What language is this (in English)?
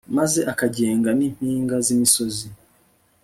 Kinyarwanda